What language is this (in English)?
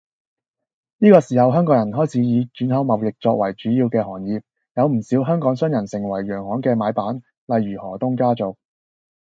Cantonese